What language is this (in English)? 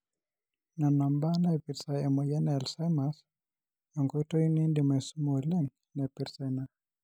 Masai